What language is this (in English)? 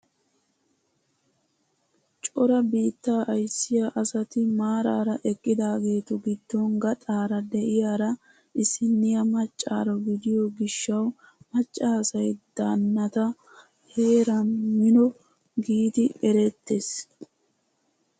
Wolaytta